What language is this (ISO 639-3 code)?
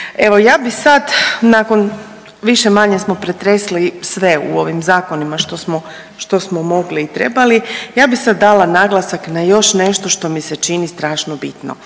hrv